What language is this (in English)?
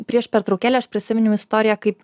Lithuanian